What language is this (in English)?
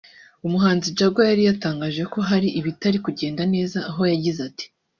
Kinyarwanda